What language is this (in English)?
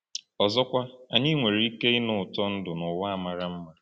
Igbo